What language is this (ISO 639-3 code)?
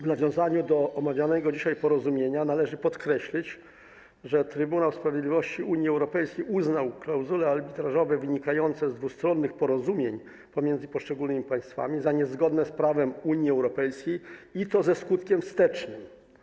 pol